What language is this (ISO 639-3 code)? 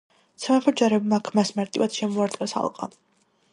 kat